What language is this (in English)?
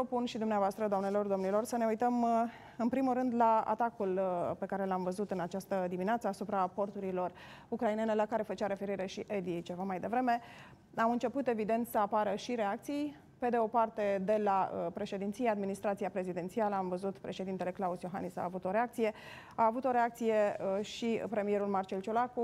Romanian